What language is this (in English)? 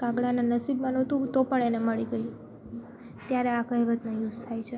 Gujarati